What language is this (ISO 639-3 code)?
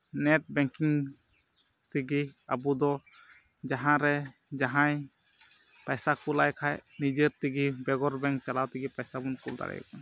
sat